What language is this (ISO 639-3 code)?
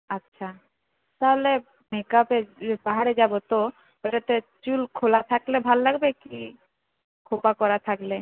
ben